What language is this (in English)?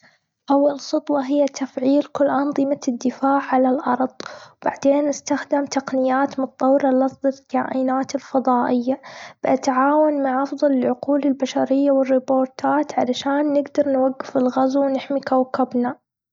Gulf Arabic